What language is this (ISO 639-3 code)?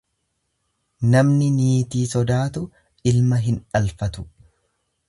orm